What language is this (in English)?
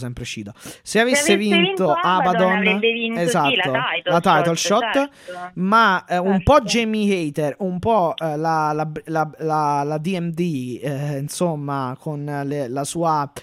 Italian